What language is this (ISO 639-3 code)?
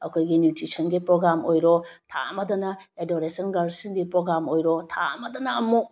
mni